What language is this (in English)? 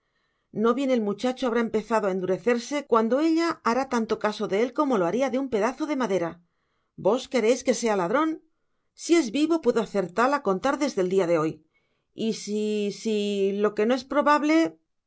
Spanish